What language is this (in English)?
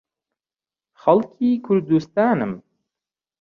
Central Kurdish